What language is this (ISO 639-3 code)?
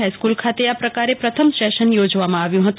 guj